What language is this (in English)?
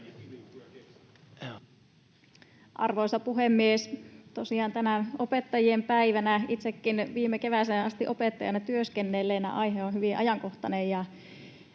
Finnish